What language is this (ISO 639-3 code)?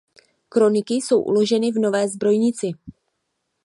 ces